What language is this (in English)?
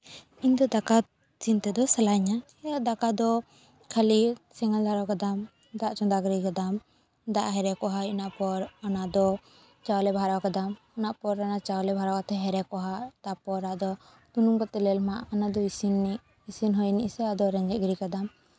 Santali